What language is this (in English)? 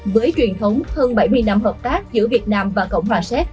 Vietnamese